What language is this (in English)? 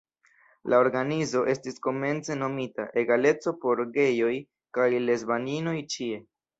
Esperanto